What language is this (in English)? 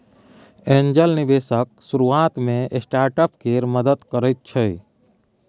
Maithili